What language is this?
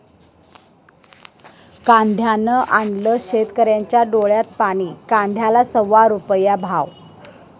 Marathi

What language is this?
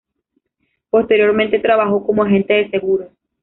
Spanish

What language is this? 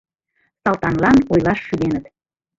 Mari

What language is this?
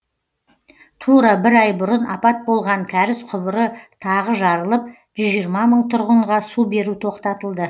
Kazakh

